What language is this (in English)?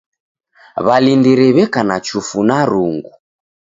Taita